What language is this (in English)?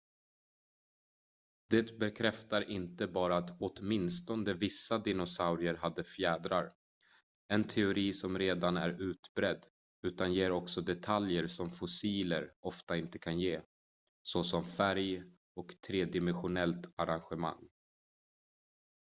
Swedish